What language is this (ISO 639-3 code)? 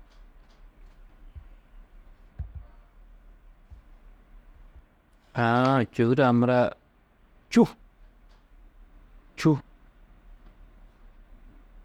tuq